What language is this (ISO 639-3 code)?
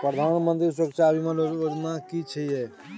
mai